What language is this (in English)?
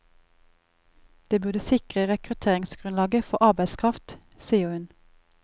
Norwegian